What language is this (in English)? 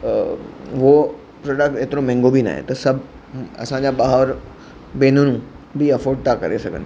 Sindhi